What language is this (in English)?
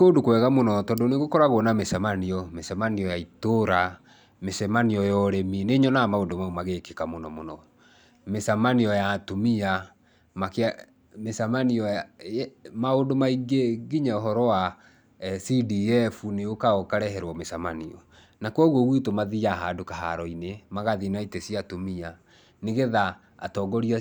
Kikuyu